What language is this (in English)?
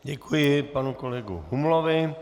Czech